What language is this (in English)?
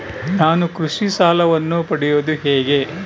Kannada